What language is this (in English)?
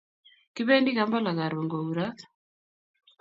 Kalenjin